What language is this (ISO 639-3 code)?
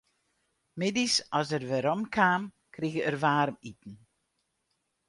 fry